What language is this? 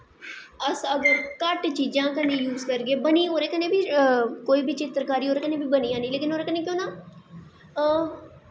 Dogri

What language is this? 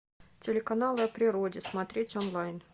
Russian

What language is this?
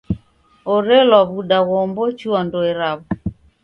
Taita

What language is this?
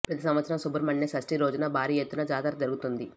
Telugu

